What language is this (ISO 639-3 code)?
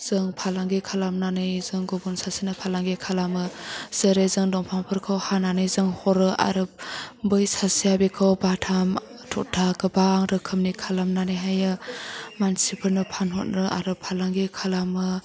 brx